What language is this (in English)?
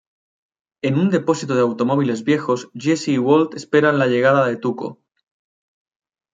Spanish